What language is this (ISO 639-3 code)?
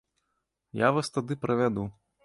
bel